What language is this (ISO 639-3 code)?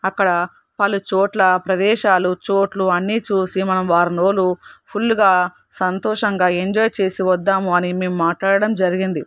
tel